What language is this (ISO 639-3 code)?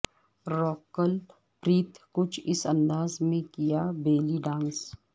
urd